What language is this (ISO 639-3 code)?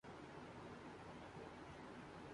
urd